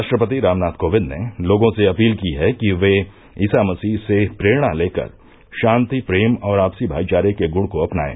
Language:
Hindi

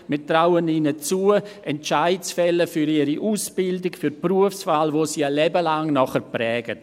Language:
Swiss German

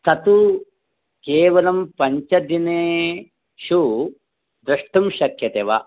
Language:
Sanskrit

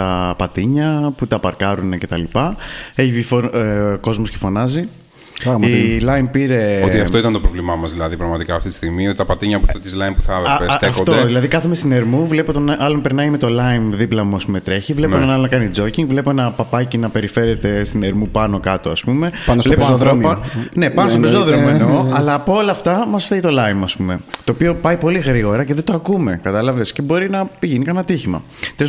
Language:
Greek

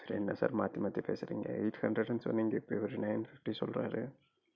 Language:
Tamil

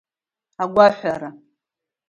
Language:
Abkhazian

